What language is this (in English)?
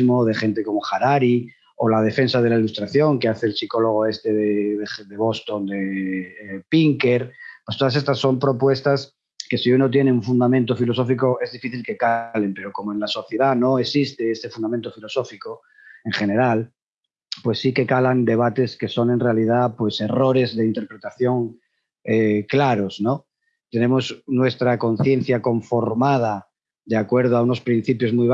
Spanish